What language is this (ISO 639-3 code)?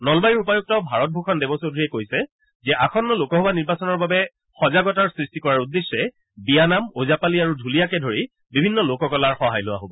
asm